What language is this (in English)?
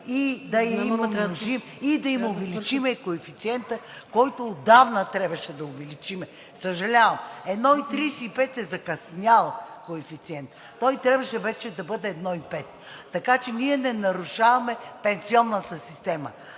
Bulgarian